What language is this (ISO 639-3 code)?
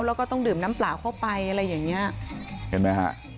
tha